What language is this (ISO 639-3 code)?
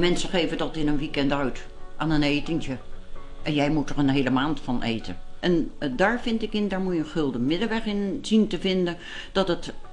nld